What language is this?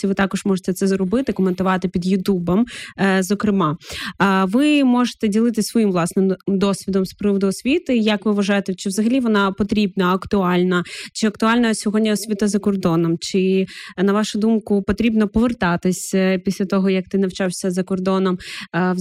Ukrainian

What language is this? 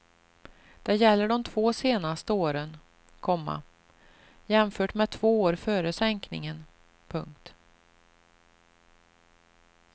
Swedish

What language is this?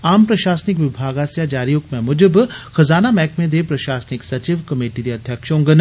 Dogri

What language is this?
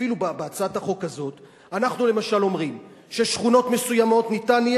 Hebrew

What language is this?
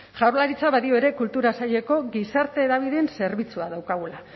Basque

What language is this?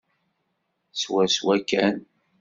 Kabyle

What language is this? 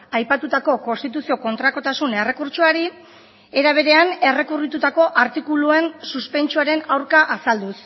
Basque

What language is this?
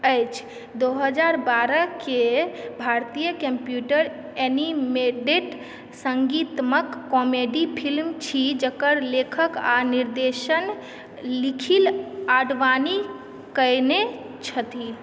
Maithili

